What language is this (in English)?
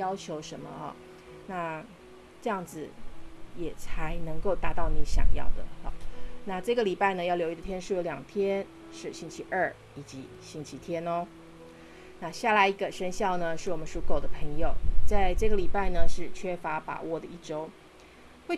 Chinese